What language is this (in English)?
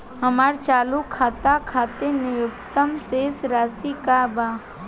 Bhojpuri